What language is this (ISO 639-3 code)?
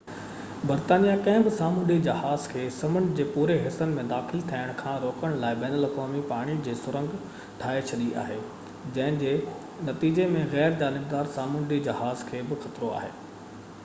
snd